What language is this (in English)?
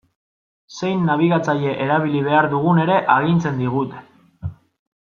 Basque